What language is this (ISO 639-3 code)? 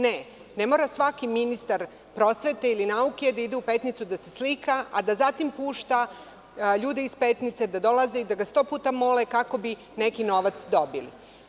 srp